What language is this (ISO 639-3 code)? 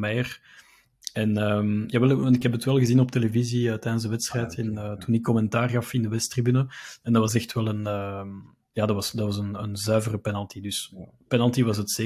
nld